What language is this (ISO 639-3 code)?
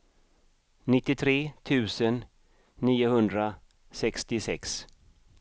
swe